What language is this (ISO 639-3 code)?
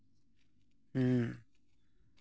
sat